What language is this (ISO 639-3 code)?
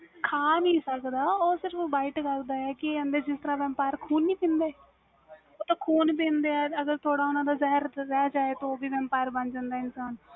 pan